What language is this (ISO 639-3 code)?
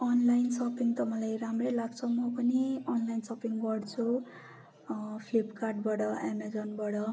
nep